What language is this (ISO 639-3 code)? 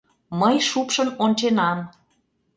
chm